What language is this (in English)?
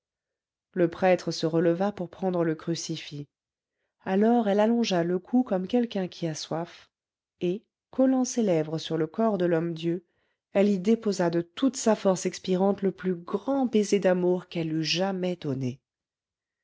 French